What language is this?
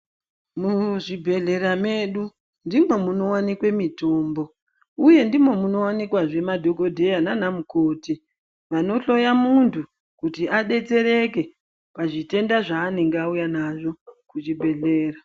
Ndau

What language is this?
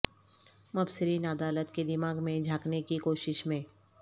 Urdu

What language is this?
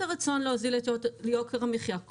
Hebrew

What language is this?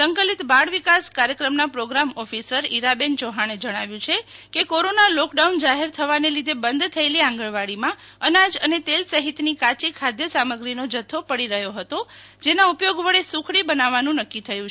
Gujarati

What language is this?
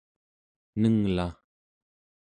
Central Yupik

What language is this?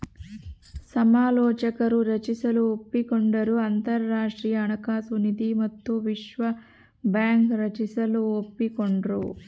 Kannada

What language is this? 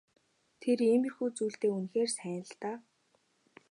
Mongolian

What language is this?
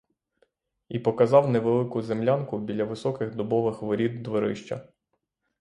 Ukrainian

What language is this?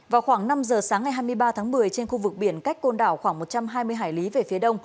Vietnamese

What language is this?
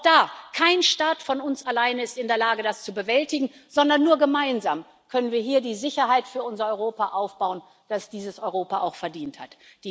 German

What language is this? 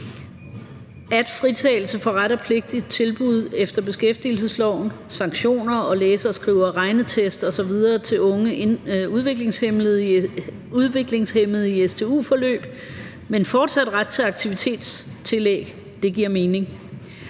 Danish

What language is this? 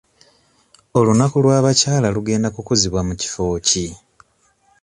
Ganda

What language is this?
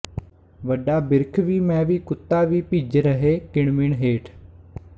Punjabi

